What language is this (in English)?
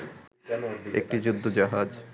Bangla